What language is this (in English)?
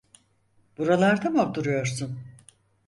Turkish